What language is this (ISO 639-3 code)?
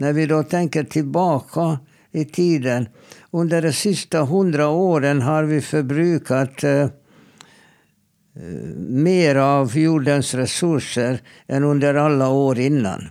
swe